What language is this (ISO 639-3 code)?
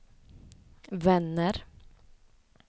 swe